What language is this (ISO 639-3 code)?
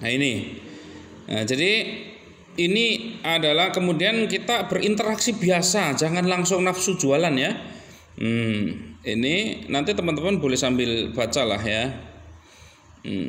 ind